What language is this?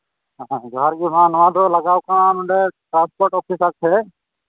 Santali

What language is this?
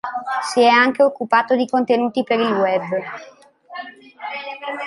Italian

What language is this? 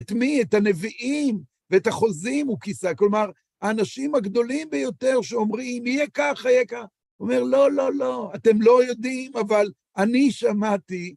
Hebrew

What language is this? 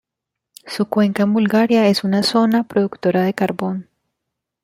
Spanish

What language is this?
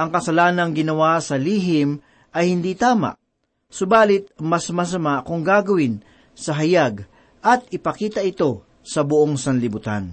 Filipino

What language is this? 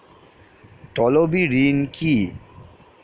Bangla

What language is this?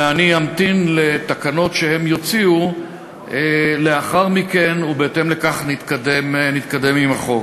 Hebrew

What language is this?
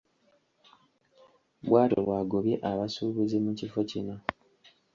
Ganda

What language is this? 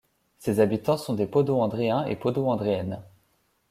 French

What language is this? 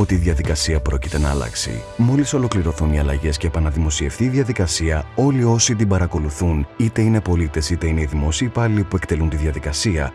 Greek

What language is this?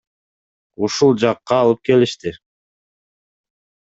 Kyrgyz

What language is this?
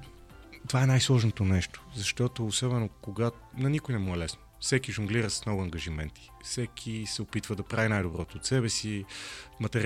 Bulgarian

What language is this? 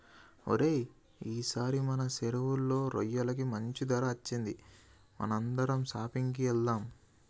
Telugu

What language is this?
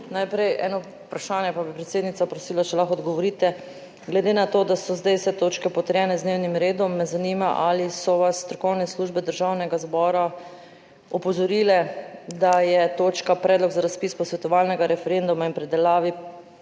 Slovenian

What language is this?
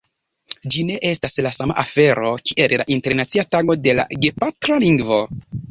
Esperanto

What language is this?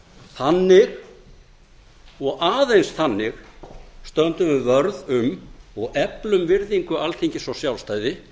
Icelandic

